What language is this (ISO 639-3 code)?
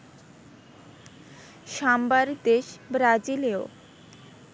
ben